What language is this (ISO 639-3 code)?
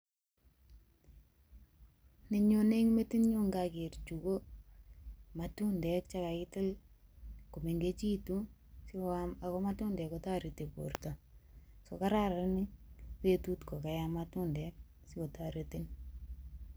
kln